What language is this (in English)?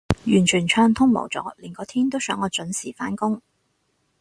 Cantonese